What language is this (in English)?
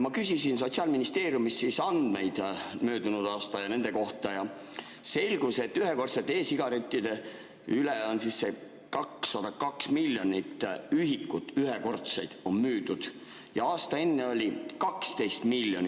Estonian